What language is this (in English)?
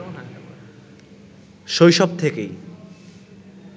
Bangla